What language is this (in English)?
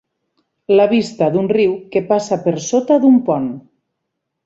Catalan